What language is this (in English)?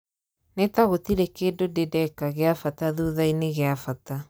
Kikuyu